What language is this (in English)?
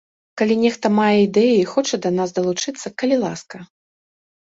Belarusian